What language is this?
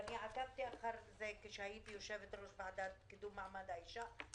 Hebrew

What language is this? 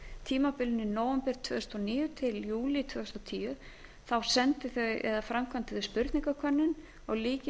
Icelandic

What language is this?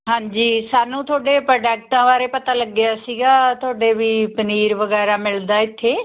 Punjabi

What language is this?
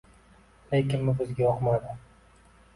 Uzbek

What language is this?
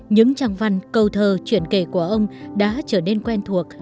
Vietnamese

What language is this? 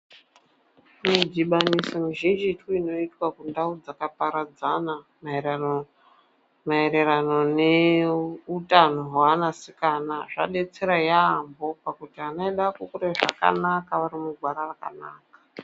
Ndau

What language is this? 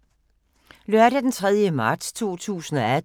Danish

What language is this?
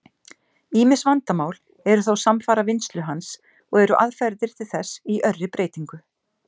Icelandic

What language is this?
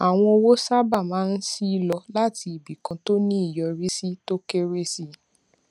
Yoruba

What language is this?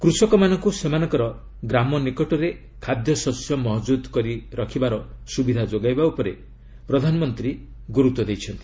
Odia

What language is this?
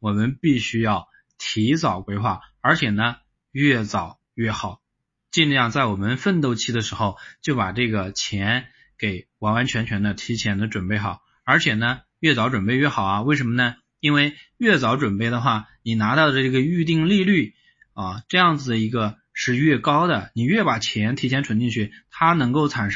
Chinese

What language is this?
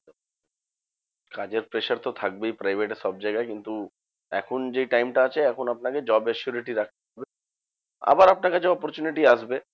Bangla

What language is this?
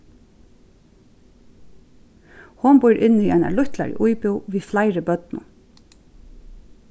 Faroese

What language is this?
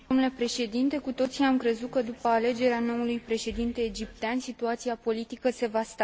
Romanian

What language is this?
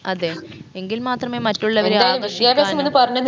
Malayalam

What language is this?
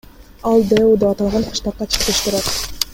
Kyrgyz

